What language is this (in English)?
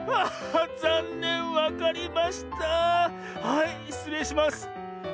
Japanese